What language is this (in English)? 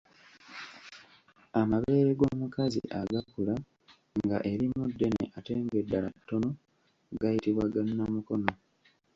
Ganda